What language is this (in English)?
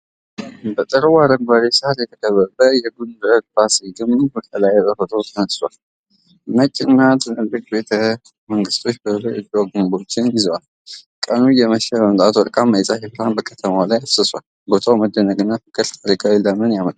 Amharic